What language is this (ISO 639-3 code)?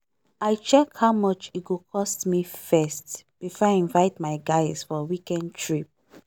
pcm